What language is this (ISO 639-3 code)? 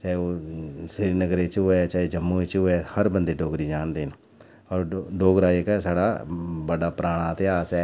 doi